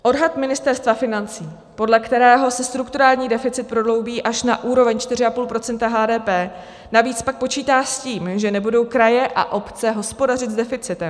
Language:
Czech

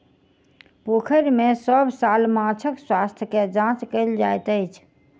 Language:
Maithili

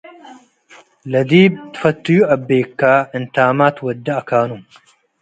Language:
Tigre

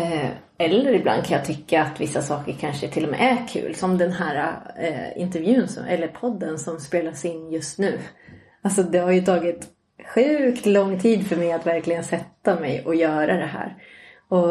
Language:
Swedish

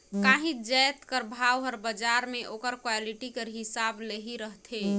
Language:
Chhattisgarhi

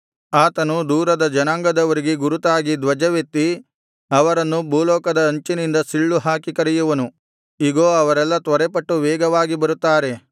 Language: Kannada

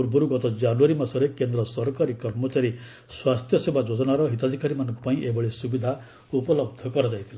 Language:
Odia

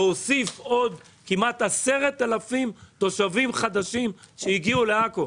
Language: Hebrew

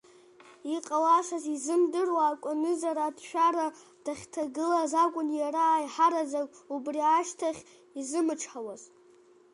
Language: Abkhazian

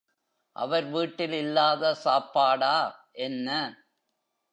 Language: Tamil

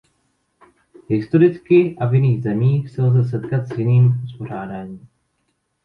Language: Czech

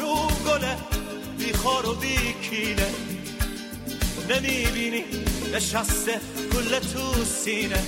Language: Persian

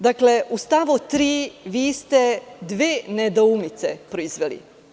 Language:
Serbian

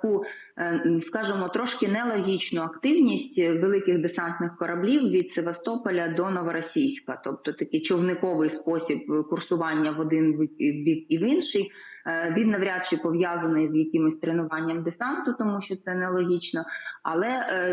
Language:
Ukrainian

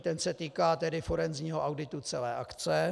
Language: Czech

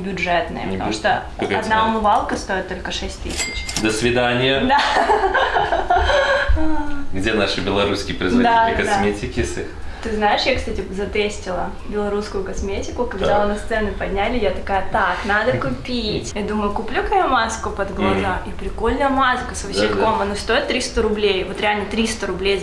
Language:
Russian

